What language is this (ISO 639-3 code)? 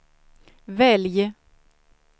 swe